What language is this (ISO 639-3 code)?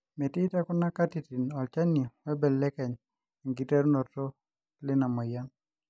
mas